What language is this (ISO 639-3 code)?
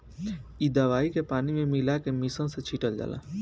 bho